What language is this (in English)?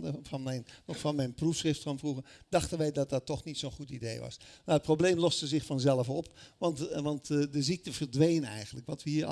Dutch